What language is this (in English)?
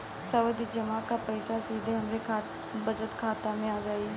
Bhojpuri